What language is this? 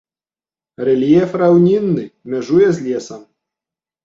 Belarusian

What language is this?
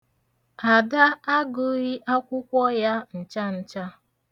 Igbo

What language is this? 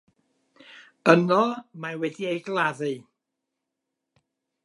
Welsh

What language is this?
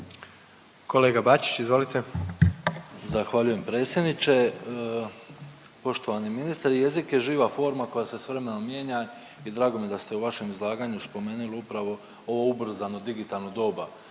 Croatian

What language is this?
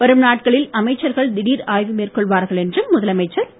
Tamil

